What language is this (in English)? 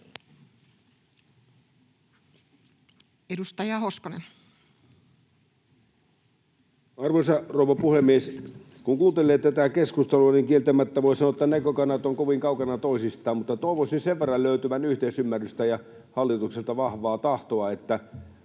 Finnish